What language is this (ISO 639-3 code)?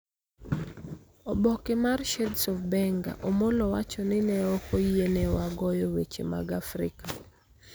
luo